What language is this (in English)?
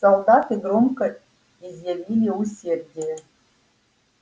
Russian